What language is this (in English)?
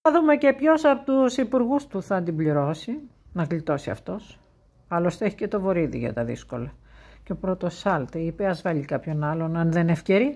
Greek